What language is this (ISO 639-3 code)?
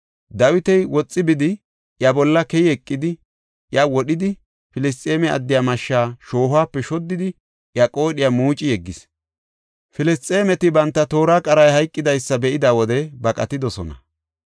gof